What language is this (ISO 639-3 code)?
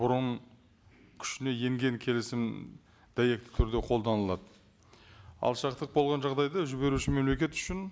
kaz